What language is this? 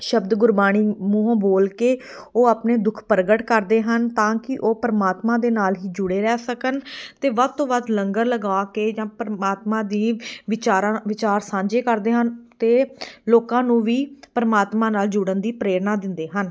Punjabi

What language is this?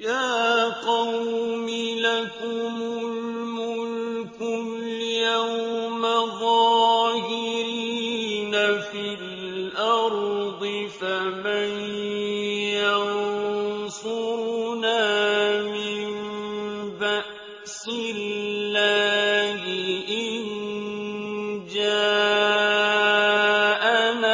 Arabic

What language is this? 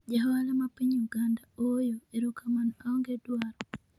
Luo (Kenya and Tanzania)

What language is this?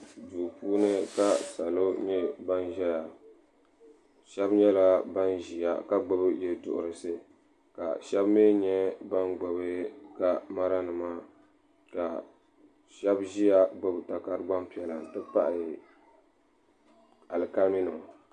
Dagbani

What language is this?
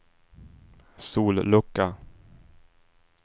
Swedish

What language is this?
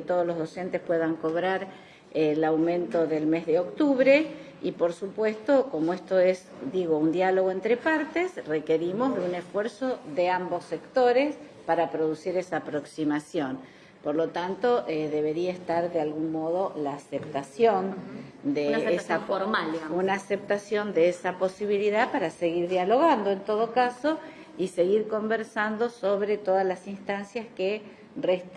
Spanish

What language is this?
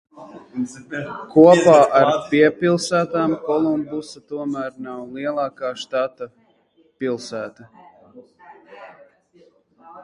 Latvian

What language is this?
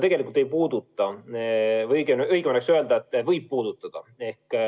Estonian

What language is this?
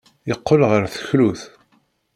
Kabyle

